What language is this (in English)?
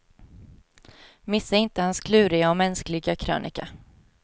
Swedish